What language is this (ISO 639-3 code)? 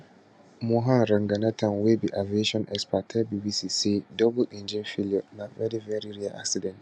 pcm